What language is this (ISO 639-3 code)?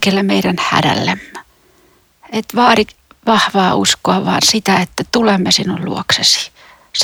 fin